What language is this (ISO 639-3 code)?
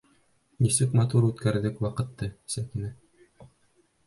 bak